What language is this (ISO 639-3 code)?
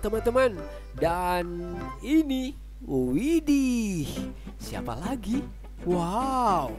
ind